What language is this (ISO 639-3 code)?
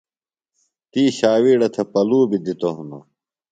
phl